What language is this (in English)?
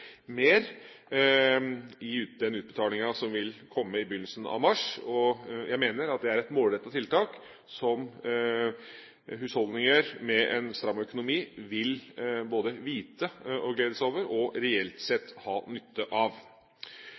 Norwegian Bokmål